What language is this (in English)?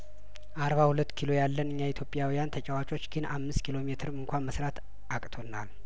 Amharic